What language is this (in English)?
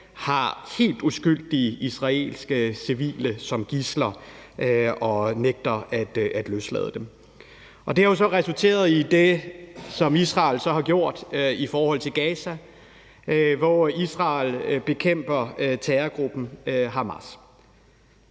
Danish